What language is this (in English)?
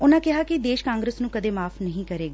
Punjabi